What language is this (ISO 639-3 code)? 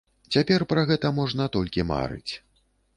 bel